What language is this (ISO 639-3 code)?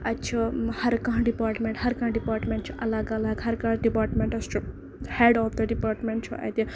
kas